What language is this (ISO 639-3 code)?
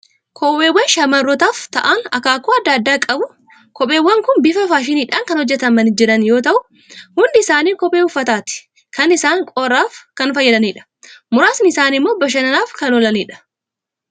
orm